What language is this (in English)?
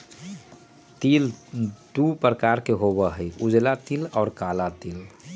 Magahi